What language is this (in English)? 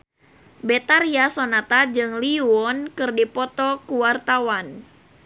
Sundanese